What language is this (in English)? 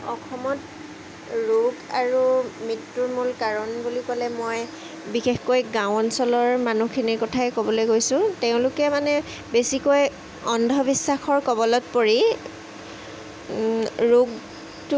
Assamese